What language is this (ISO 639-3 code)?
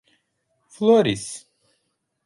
por